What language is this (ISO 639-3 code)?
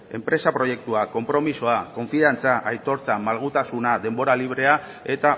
eus